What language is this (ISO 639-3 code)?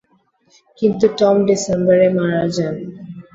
ben